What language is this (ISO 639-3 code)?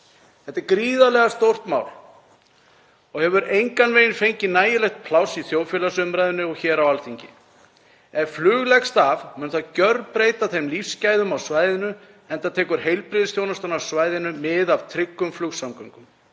isl